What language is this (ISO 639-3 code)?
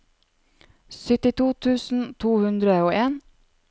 nor